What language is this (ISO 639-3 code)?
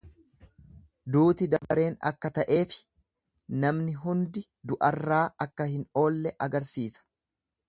orm